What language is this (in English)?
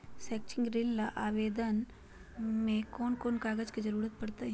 Magahi